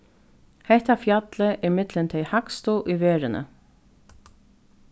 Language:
Faroese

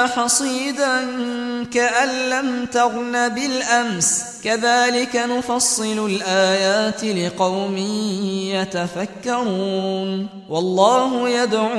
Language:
Arabic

